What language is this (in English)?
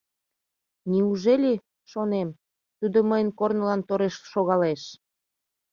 Mari